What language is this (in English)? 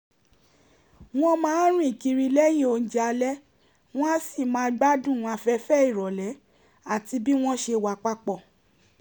Yoruba